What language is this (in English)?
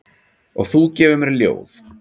Icelandic